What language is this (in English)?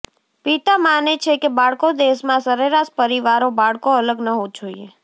Gujarati